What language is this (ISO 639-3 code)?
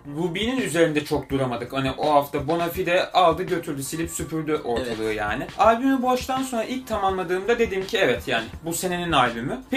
tur